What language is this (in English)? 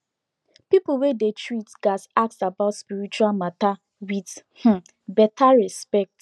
Nigerian Pidgin